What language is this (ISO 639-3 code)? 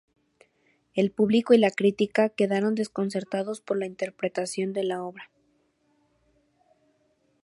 spa